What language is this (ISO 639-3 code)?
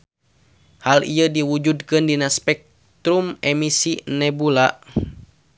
sun